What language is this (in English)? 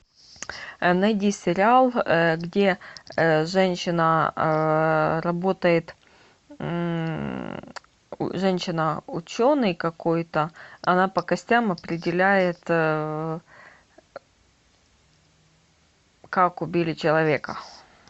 Russian